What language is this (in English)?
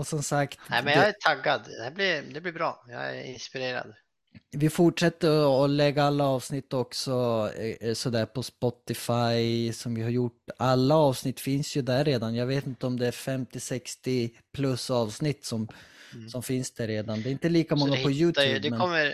Swedish